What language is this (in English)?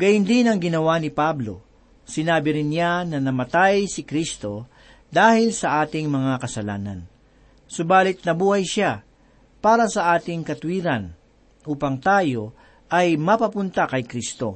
Filipino